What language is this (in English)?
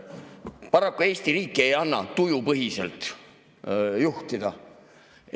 Estonian